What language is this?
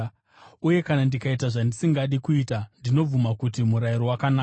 Shona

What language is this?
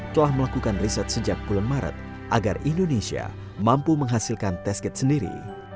Indonesian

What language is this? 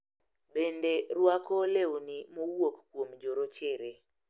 Luo (Kenya and Tanzania)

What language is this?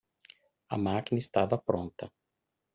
Portuguese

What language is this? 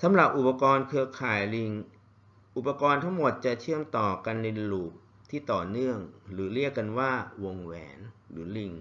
Thai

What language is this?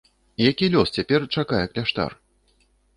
Belarusian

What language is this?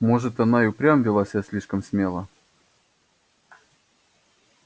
Russian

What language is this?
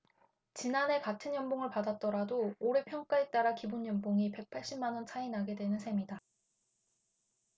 Korean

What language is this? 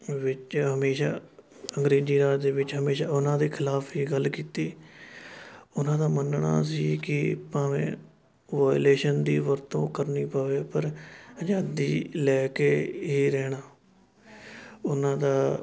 Punjabi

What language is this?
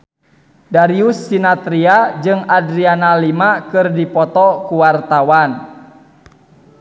Sundanese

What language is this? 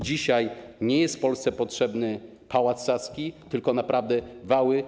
Polish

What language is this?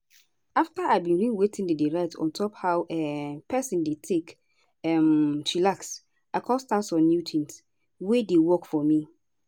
Nigerian Pidgin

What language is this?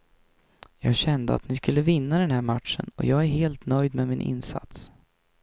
Swedish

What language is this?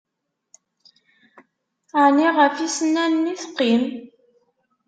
Kabyle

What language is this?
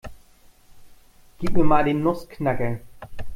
German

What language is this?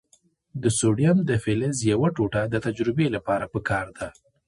Pashto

